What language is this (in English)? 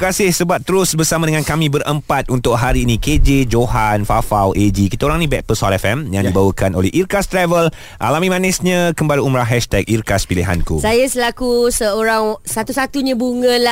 Malay